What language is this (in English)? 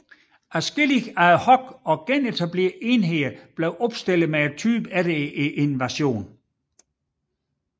Danish